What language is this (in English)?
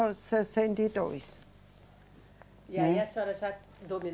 Portuguese